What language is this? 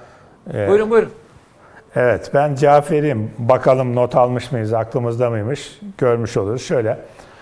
Turkish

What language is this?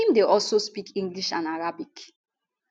Nigerian Pidgin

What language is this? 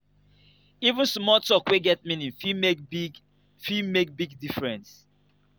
Nigerian Pidgin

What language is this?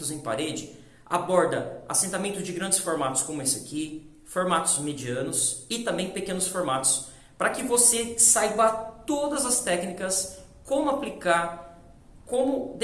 Portuguese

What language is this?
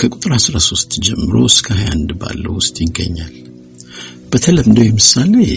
Amharic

